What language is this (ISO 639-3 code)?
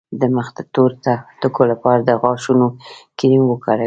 pus